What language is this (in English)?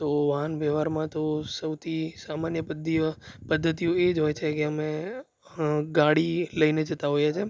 Gujarati